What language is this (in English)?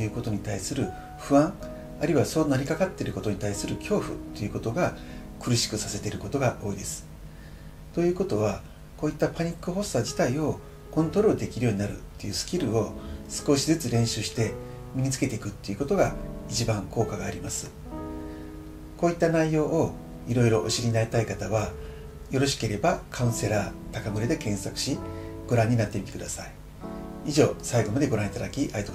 Japanese